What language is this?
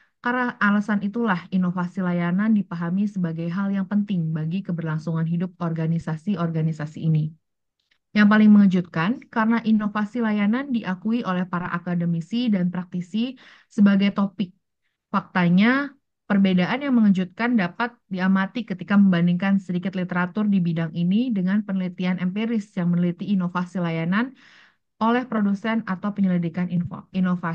Indonesian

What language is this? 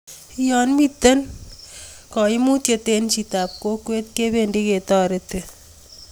Kalenjin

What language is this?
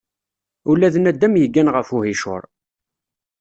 Kabyle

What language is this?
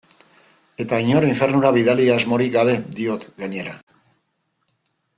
Basque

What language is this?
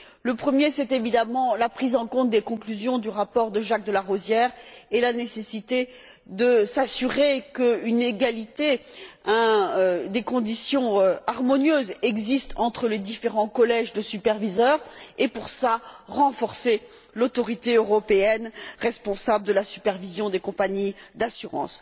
French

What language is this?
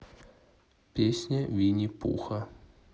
Russian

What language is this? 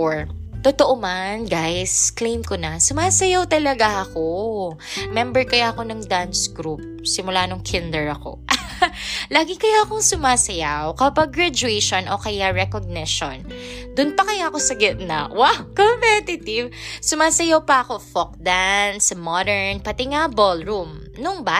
Filipino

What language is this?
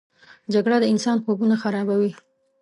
Pashto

